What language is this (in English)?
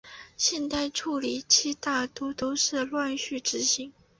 Chinese